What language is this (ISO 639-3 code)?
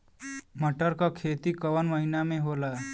bho